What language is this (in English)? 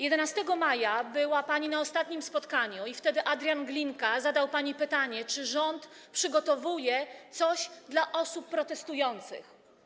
Polish